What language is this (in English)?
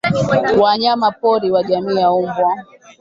Swahili